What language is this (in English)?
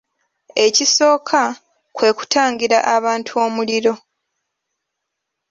Ganda